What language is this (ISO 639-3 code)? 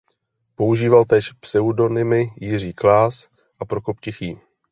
ces